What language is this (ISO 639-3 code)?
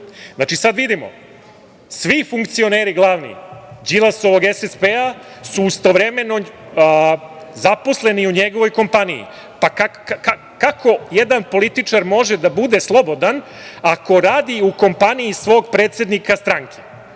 srp